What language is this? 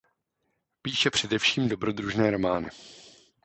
Czech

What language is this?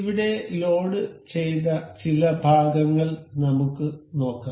Malayalam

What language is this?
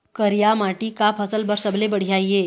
Chhattisgarhi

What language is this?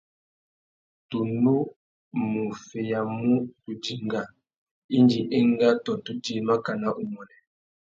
Tuki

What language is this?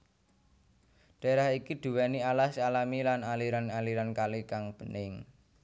Javanese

